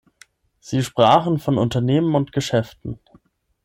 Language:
German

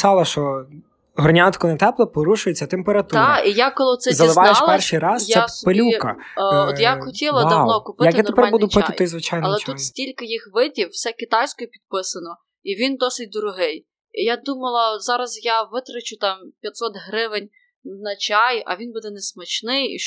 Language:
Ukrainian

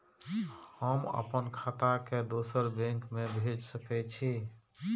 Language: Maithili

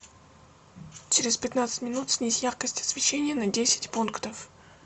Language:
Russian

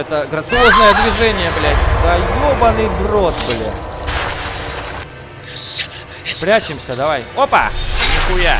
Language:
Russian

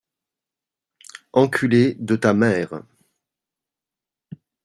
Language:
French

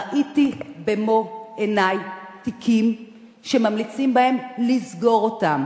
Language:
Hebrew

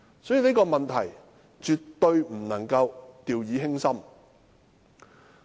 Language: Cantonese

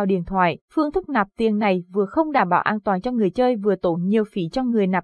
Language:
Vietnamese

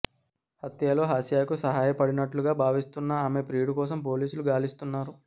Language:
Telugu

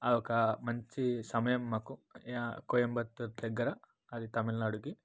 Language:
Telugu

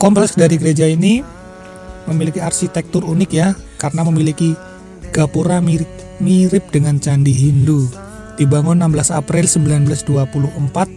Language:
Indonesian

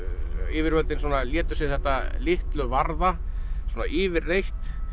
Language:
Icelandic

